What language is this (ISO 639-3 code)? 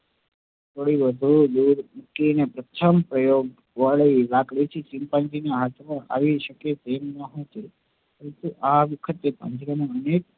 guj